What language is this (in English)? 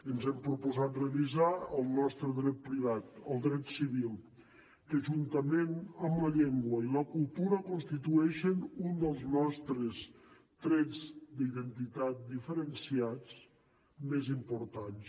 Catalan